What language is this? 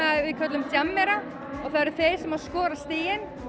Icelandic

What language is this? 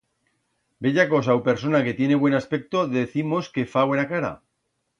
Aragonese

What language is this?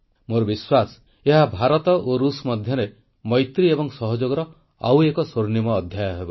Odia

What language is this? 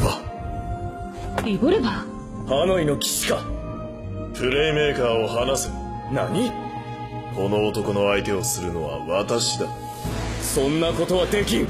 Japanese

